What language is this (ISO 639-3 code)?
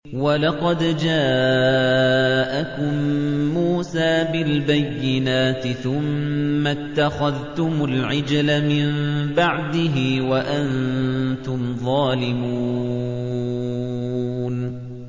ara